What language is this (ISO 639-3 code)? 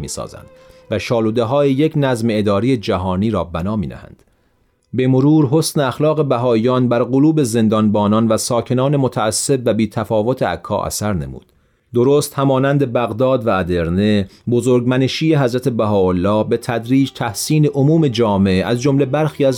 fas